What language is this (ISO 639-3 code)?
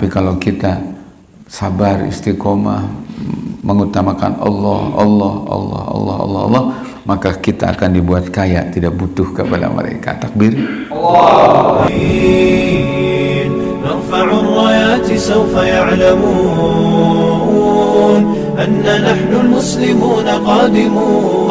ind